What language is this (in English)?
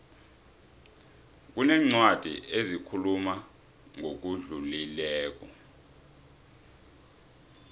South Ndebele